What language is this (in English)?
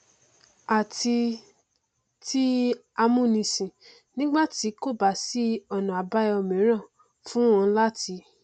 Yoruba